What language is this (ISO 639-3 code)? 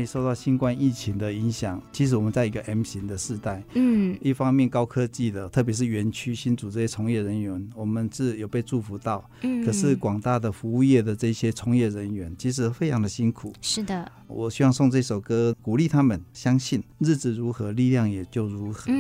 zho